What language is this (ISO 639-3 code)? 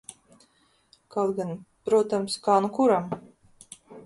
lav